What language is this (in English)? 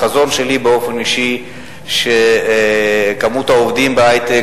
Hebrew